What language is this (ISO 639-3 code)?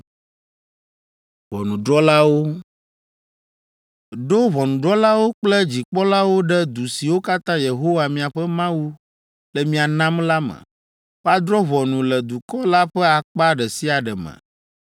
ewe